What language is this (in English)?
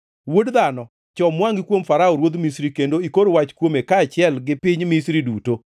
Luo (Kenya and Tanzania)